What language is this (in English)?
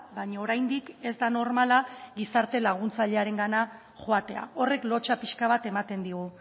Basque